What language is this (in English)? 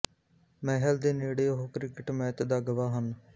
Punjabi